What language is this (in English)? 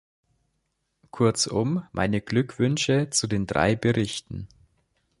German